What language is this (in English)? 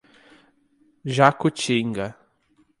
Portuguese